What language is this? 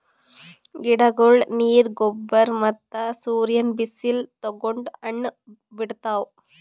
Kannada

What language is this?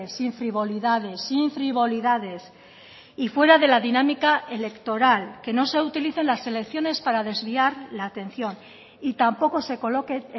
Spanish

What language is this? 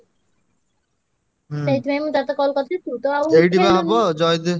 Odia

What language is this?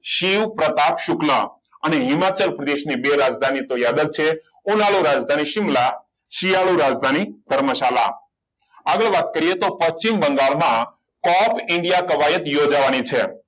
Gujarati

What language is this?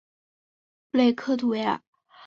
Chinese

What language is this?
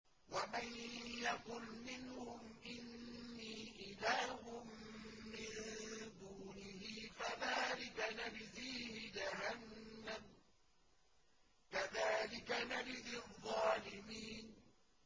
Arabic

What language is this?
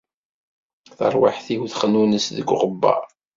Kabyle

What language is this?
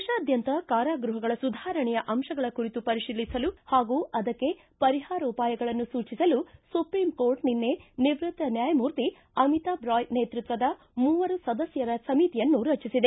Kannada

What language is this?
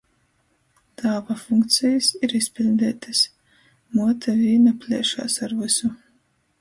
Latgalian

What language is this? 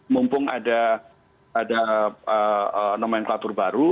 Indonesian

